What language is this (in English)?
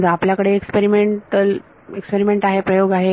Marathi